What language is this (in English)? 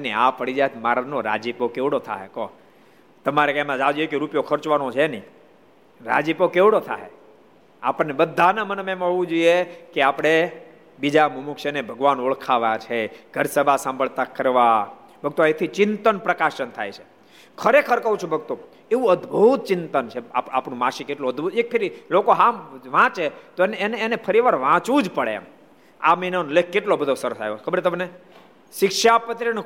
Gujarati